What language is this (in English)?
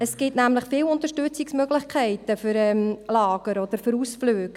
Swiss German